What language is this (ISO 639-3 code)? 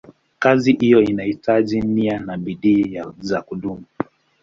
swa